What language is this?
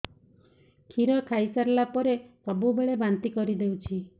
Odia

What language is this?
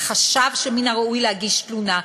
Hebrew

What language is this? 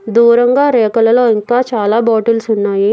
Telugu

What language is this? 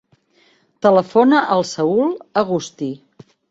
Catalan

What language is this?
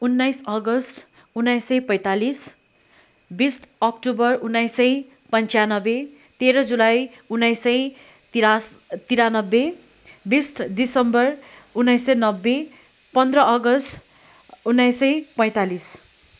Nepali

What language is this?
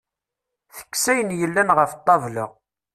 Kabyle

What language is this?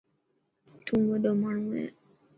Dhatki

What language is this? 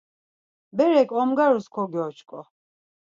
Laz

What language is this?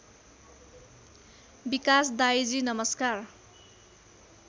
Nepali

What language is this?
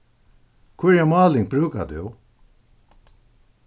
Faroese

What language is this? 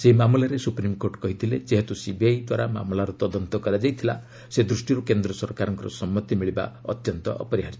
Odia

